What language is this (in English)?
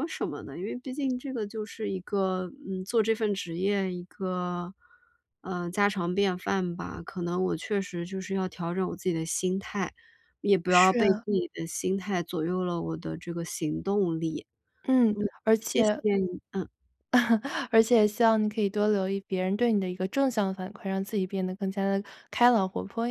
Chinese